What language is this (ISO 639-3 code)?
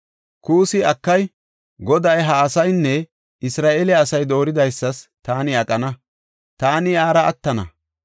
gof